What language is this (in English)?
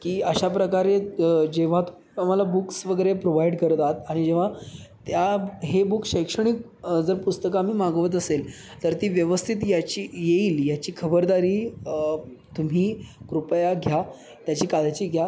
Marathi